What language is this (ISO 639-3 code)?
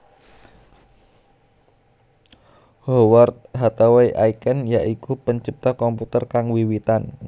jav